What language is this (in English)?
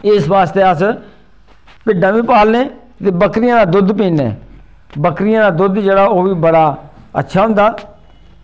Dogri